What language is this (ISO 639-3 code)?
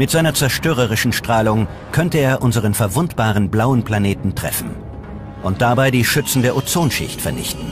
deu